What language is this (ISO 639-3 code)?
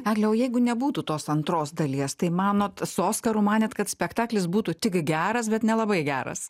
lit